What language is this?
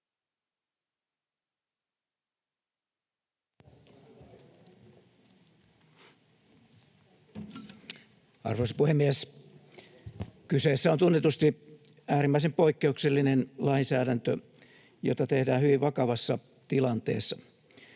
Finnish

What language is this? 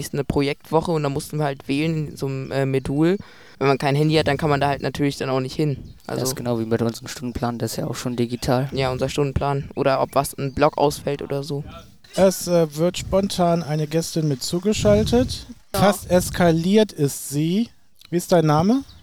German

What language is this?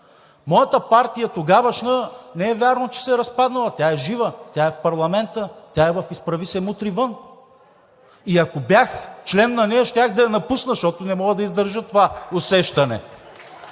Bulgarian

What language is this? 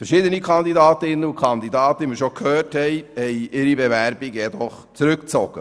Swiss German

